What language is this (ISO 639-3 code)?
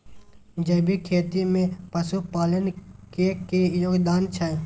mai